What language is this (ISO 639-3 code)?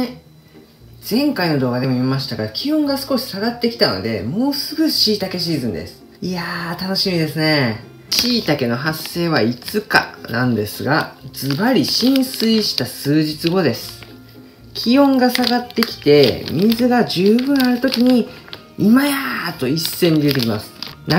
jpn